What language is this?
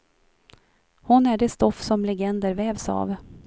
Swedish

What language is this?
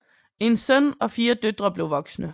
Danish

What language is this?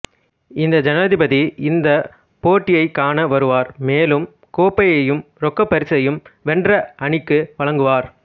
Tamil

